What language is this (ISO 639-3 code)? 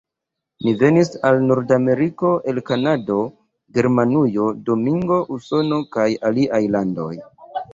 epo